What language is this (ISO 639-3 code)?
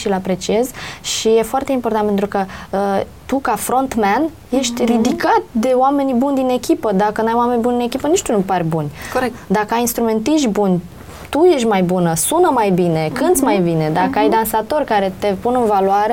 ron